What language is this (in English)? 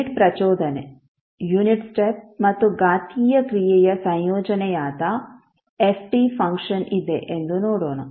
Kannada